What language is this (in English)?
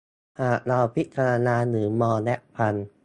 Thai